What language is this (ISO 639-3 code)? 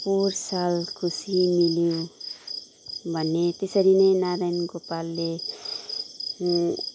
nep